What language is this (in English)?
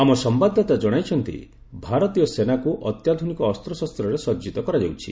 Odia